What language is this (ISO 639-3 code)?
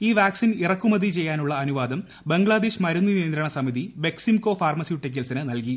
mal